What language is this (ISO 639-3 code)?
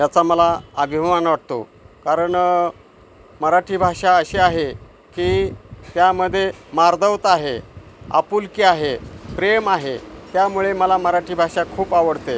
mar